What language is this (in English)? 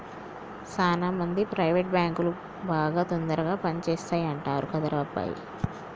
Telugu